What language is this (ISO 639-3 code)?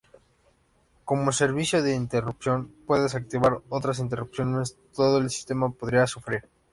spa